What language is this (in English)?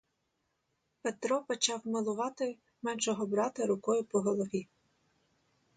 Ukrainian